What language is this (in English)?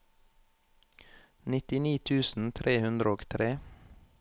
Norwegian